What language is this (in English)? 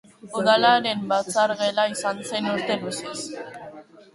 Basque